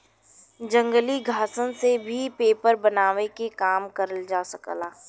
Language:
Bhojpuri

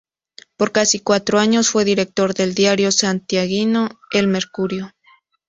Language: Spanish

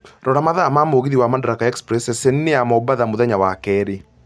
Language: Kikuyu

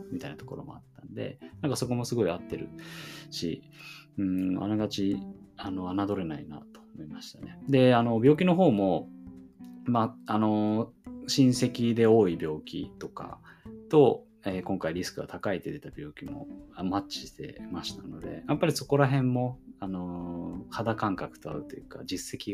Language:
Japanese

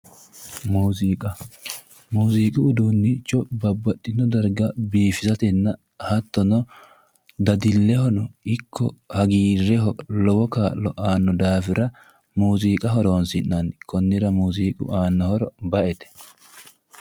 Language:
Sidamo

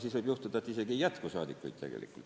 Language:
Estonian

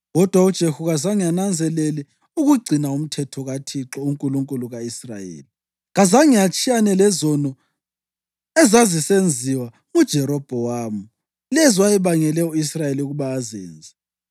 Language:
North Ndebele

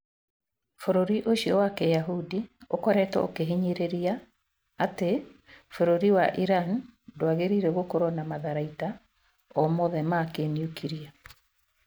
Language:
Kikuyu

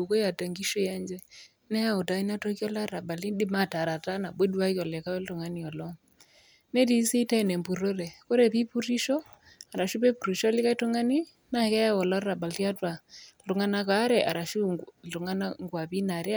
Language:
Masai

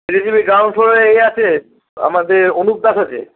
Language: Bangla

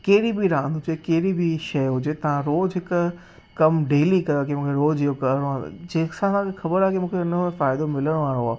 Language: Sindhi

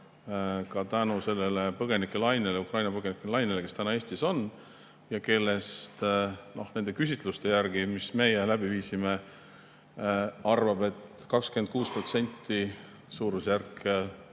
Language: Estonian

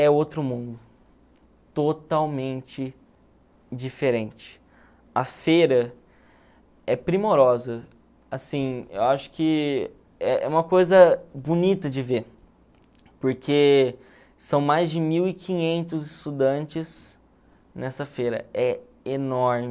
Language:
Portuguese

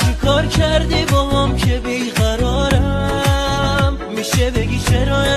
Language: Persian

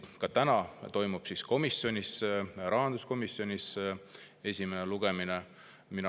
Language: Estonian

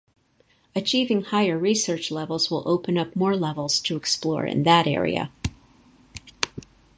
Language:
English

